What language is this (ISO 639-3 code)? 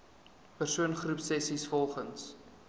afr